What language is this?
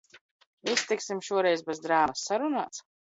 Latvian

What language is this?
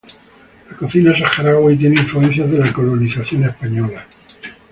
Spanish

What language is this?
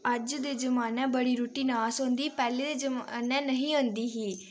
Dogri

